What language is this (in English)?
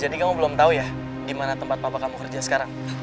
Indonesian